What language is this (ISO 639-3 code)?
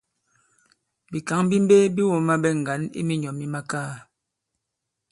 abb